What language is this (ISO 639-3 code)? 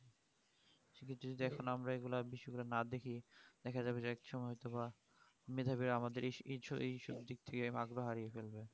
ben